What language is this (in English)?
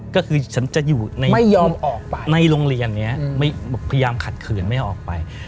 Thai